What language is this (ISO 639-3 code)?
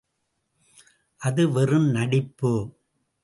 tam